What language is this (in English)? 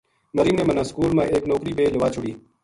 Gujari